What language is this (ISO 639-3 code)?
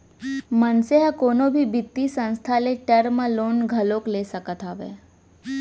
hne